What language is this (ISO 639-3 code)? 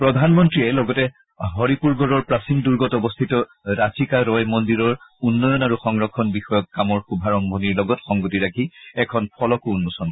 asm